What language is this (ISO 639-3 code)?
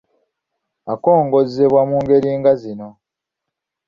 lug